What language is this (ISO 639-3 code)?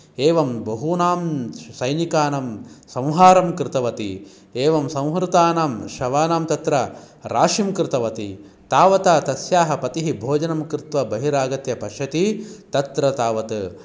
san